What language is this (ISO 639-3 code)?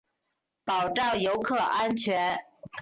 zho